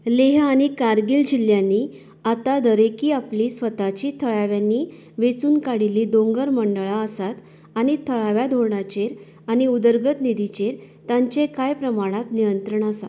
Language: Konkani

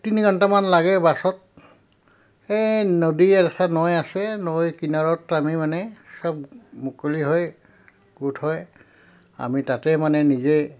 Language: Assamese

